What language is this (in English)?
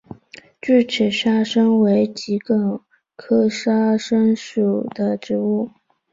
Chinese